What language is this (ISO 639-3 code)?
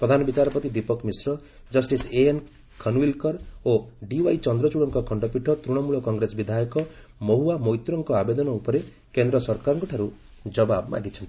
ori